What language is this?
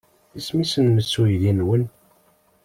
Kabyle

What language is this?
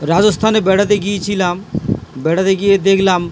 Bangla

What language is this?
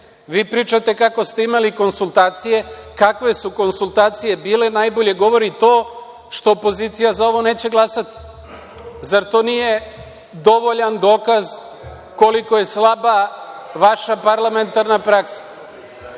Serbian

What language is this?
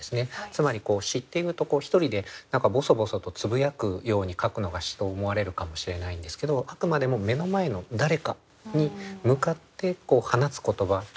Japanese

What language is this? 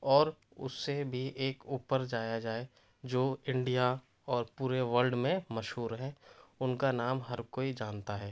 Urdu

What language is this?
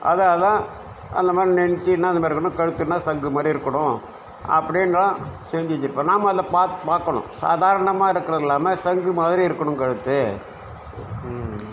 Tamil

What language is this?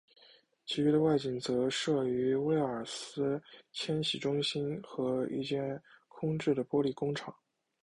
Chinese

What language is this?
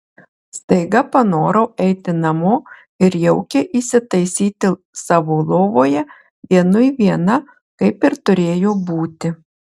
Lithuanian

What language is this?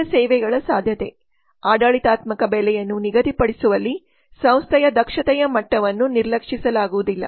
Kannada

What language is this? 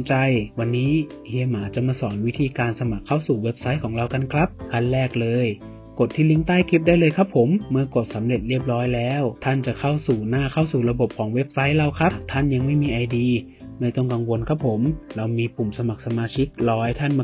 Thai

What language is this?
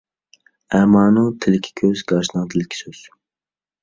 Uyghur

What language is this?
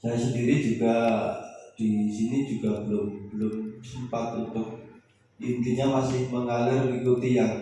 Indonesian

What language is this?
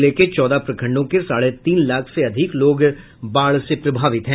Hindi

